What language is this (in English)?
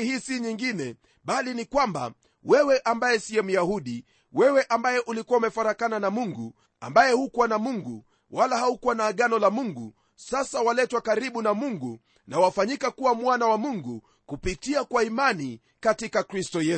Swahili